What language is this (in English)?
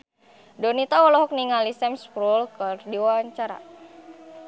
Sundanese